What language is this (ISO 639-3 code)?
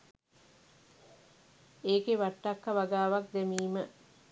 sin